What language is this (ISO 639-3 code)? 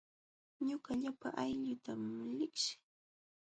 qxw